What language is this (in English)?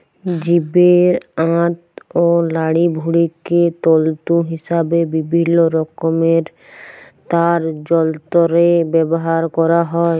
Bangla